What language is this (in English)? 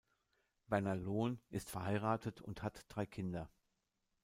German